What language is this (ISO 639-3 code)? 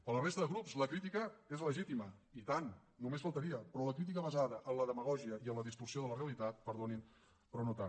cat